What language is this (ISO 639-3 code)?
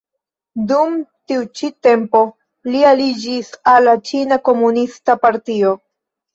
epo